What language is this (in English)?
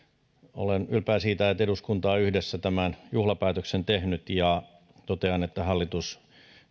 Finnish